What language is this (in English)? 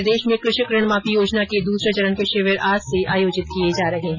Hindi